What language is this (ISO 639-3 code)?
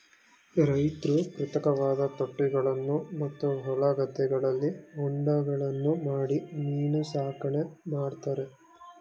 kan